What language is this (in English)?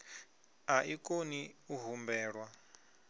Venda